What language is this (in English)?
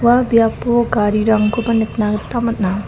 Garo